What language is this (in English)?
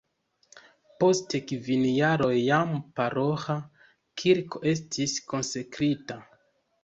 Esperanto